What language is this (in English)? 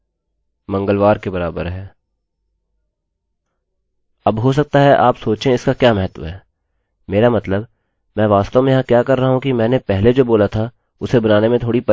Hindi